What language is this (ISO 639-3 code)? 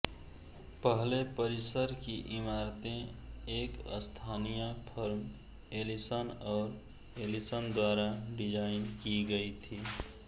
hin